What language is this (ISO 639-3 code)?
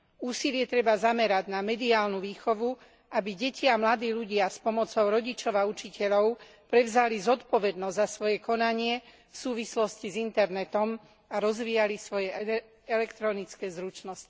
slk